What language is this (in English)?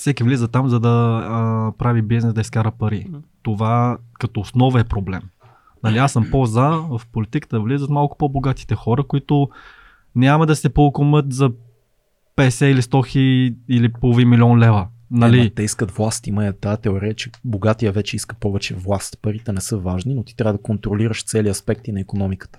Bulgarian